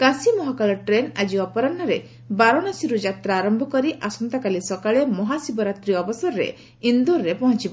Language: Odia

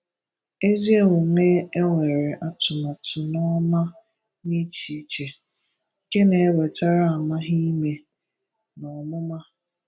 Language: Igbo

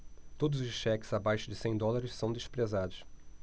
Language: Portuguese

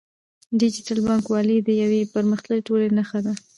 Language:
Pashto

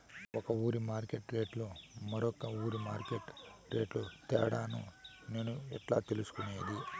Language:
Telugu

